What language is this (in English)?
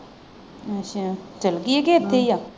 Punjabi